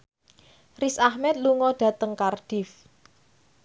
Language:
Javanese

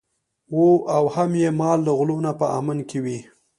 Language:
Pashto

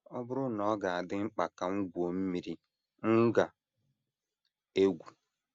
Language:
Igbo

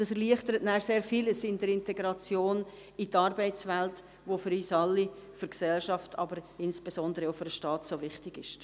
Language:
Swiss German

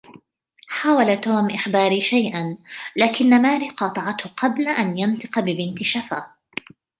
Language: Arabic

